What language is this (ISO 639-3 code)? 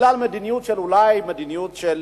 heb